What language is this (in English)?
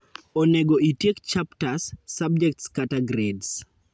Luo (Kenya and Tanzania)